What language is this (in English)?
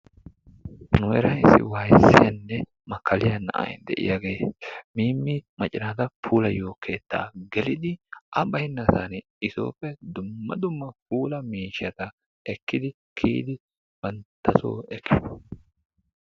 Wolaytta